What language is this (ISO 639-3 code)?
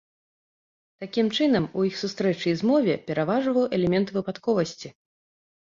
bel